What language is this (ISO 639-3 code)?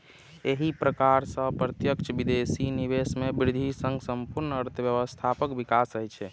mai